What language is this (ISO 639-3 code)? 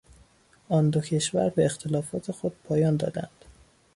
fas